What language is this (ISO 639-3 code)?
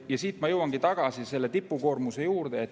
est